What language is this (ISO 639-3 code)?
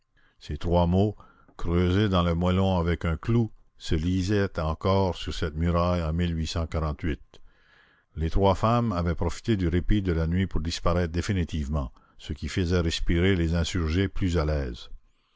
fra